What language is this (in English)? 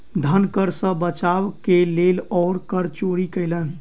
Maithili